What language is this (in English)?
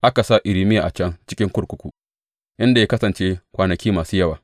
Hausa